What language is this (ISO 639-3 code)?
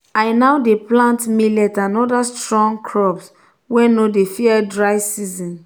pcm